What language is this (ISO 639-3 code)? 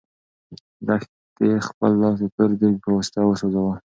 pus